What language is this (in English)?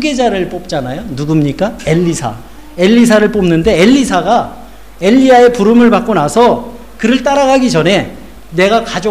Korean